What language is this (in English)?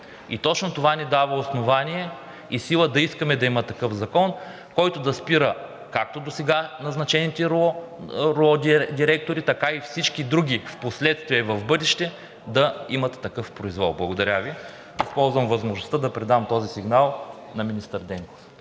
Bulgarian